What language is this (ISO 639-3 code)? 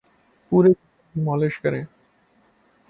urd